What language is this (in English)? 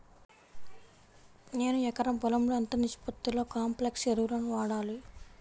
Telugu